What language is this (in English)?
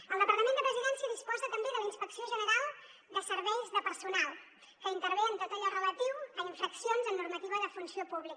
Catalan